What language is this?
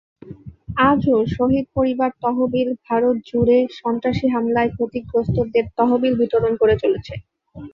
Bangla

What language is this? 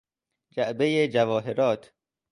Persian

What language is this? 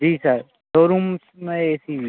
Hindi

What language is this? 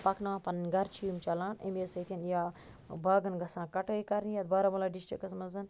Kashmiri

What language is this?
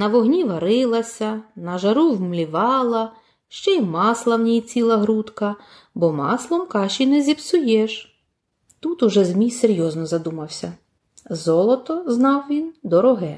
Ukrainian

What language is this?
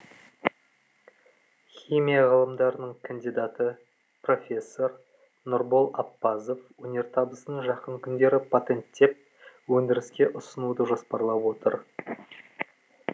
Kazakh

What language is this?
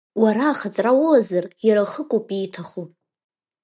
Abkhazian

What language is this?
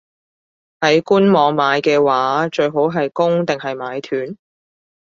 Cantonese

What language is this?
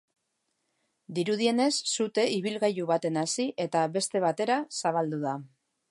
Basque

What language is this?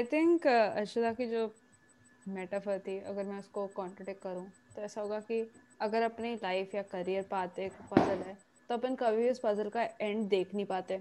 Hindi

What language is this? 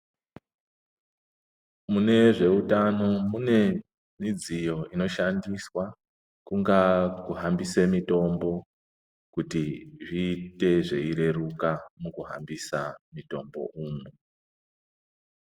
Ndau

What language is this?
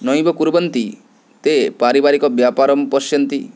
Sanskrit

